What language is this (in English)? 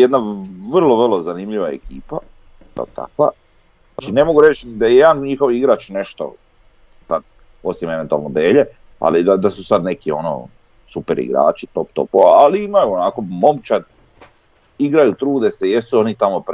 Croatian